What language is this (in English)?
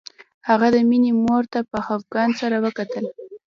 Pashto